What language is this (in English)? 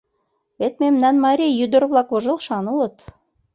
Mari